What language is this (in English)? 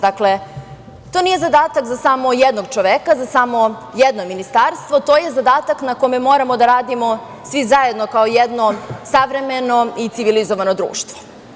Serbian